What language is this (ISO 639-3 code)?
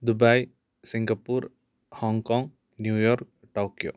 san